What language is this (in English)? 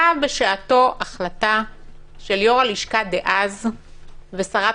Hebrew